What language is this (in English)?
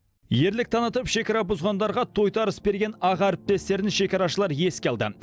Kazakh